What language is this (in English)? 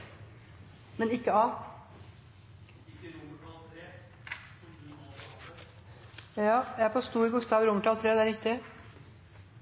Norwegian